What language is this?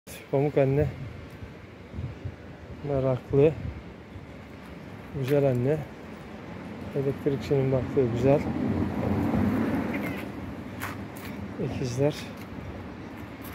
Turkish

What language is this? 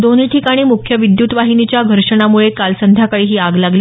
Marathi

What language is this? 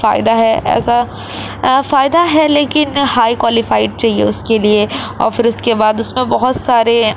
Urdu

